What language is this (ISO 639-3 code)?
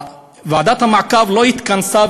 heb